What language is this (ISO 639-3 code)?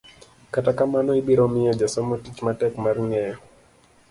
luo